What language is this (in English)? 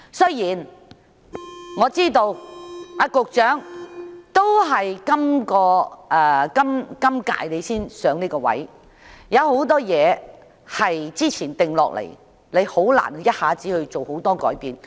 Cantonese